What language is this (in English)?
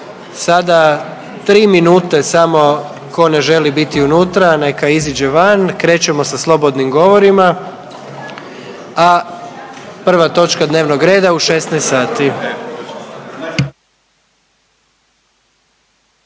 Croatian